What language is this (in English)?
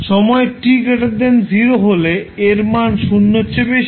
Bangla